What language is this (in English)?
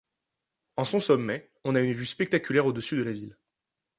French